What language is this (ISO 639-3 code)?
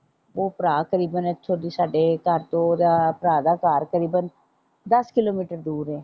pan